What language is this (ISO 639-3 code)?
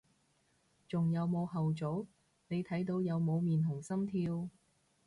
yue